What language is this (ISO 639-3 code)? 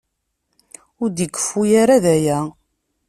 kab